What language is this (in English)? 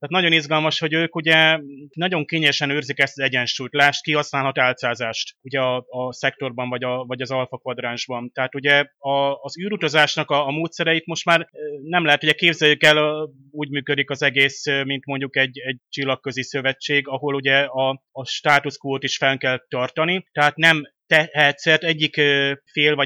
Hungarian